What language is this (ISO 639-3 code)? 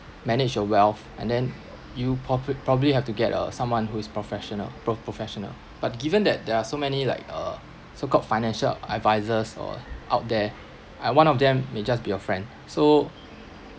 eng